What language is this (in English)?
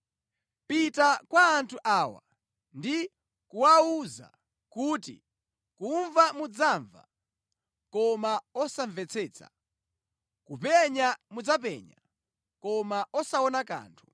Nyanja